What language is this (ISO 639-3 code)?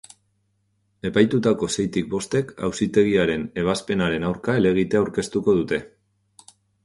eus